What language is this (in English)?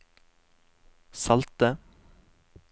Norwegian